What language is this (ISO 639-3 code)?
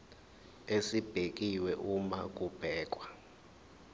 zul